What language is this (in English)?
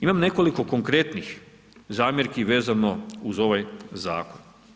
Croatian